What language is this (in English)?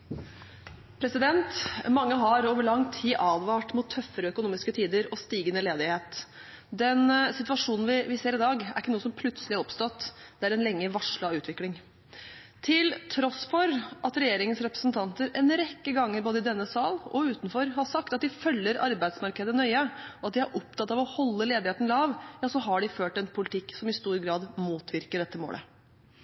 Norwegian Bokmål